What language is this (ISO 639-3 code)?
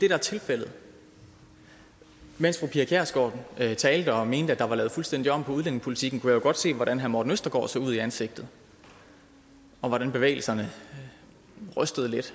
dan